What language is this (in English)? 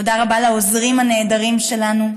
Hebrew